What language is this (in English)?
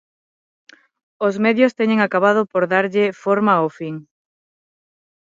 Galician